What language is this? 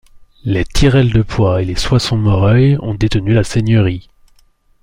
French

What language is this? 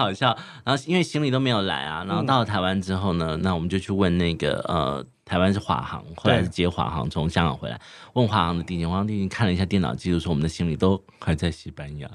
Chinese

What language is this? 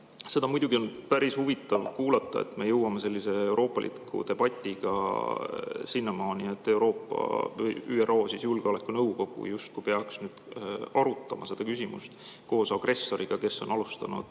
Estonian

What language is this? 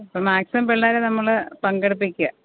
Malayalam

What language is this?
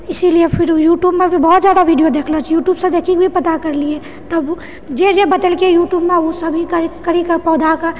Maithili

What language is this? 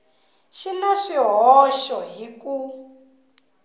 Tsonga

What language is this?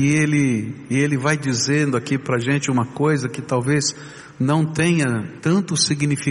Portuguese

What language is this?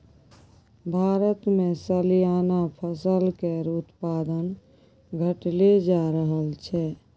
Maithili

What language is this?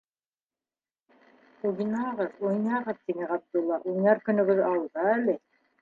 Bashkir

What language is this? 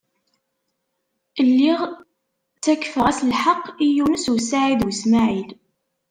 Kabyle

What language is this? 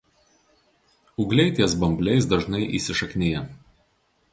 Lithuanian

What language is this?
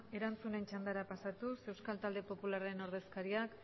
Basque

